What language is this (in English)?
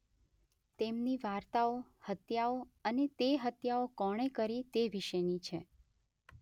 Gujarati